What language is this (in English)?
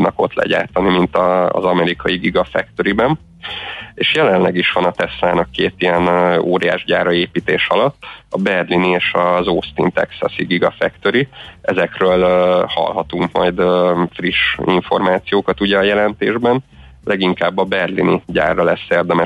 Hungarian